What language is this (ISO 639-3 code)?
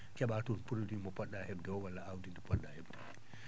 ful